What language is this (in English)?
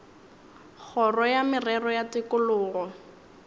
Northern Sotho